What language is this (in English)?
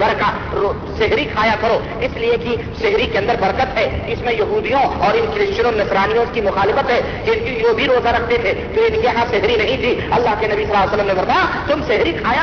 Urdu